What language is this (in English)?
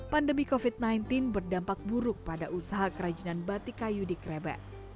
Indonesian